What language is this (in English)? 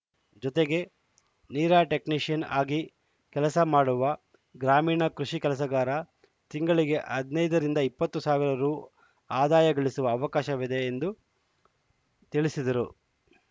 Kannada